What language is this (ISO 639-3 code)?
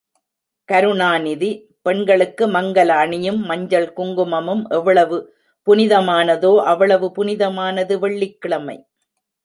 tam